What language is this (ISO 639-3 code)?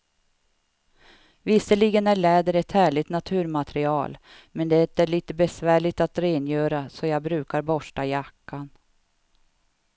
swe